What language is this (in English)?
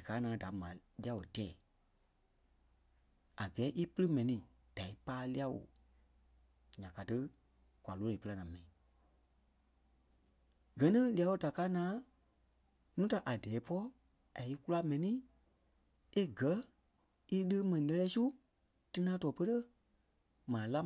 Kpelle